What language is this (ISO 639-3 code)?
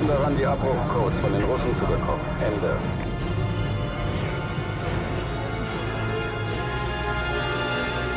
deu